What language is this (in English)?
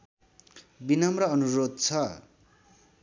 Nepali